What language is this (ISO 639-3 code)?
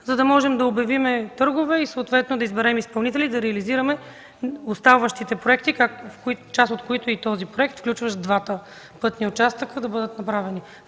bul